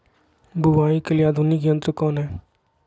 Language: Magahi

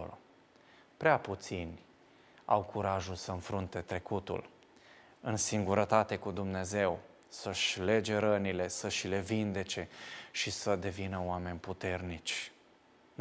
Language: Romanian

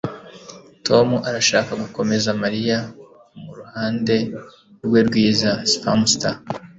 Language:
Kinyarwanda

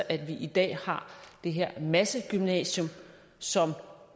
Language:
Danish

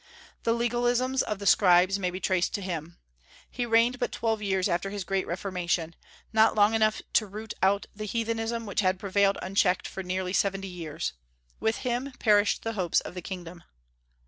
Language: English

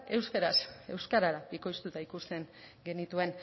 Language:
Basque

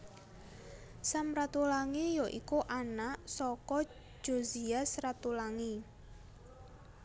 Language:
Javanese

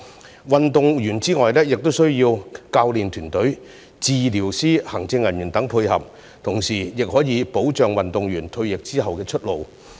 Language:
Cantonese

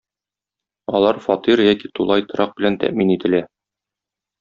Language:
Tatar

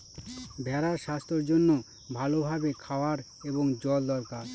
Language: Bangla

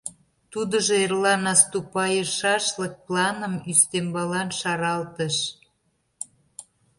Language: Mari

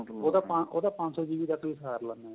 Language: Punjabi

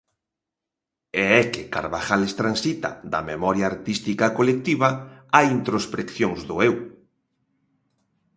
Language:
Galician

